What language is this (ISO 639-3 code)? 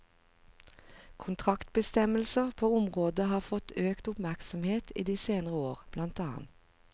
nor